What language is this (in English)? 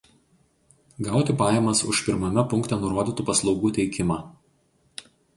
Lithuanian